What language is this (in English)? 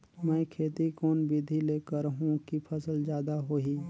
Chhattisgarhi